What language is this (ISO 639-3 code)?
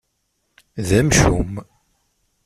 kab